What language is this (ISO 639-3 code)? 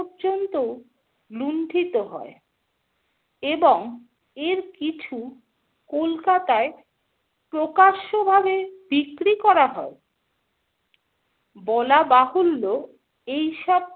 ben